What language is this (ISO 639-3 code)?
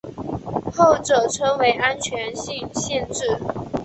zho